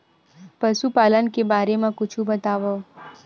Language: Chhattisgarhi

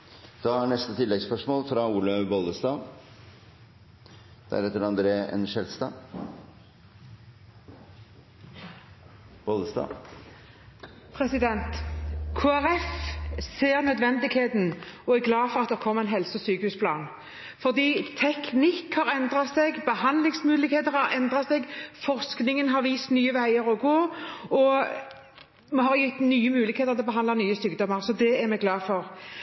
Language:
Norwegian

